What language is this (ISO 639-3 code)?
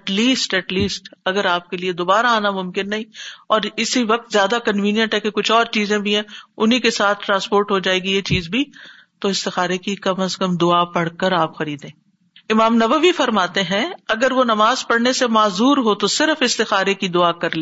urd